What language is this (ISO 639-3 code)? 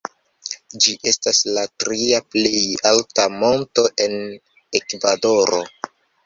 epo